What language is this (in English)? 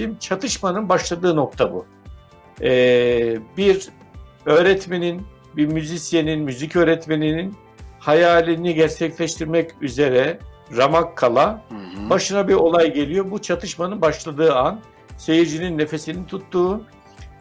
Turkish